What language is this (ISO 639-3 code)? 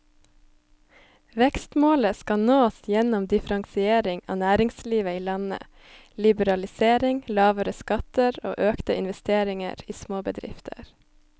nor